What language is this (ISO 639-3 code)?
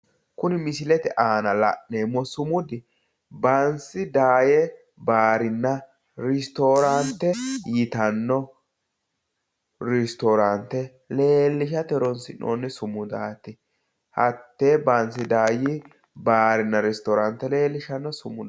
sid